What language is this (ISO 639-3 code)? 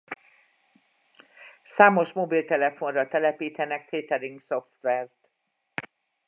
hun